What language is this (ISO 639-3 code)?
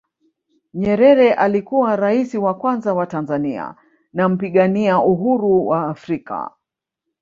swa